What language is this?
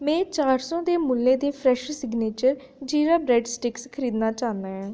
Dogri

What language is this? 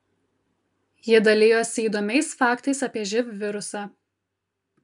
Lithuanian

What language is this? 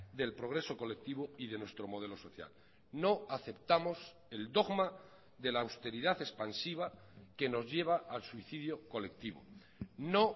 Spanish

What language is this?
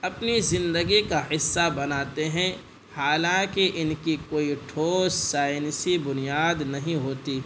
Urdu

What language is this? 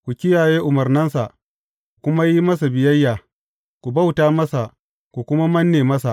Hausa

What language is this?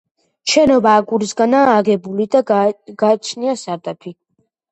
Georgian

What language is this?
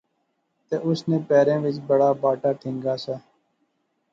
Pahari-Potwari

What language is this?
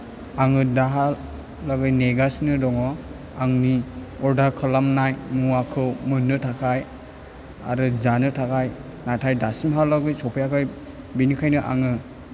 Bodo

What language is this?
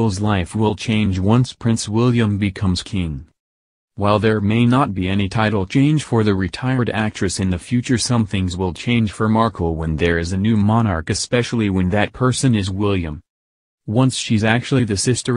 English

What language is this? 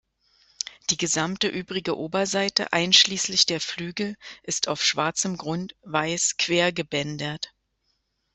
German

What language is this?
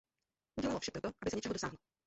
Czech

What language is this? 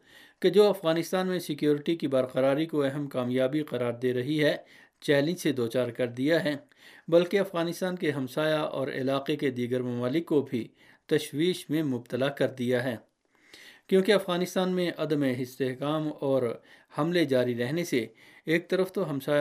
Urdu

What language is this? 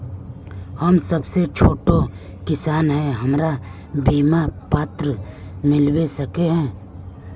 Magahi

